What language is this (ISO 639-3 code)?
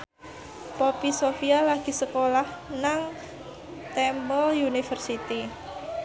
jav